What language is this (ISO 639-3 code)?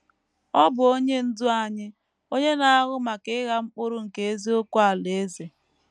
ibo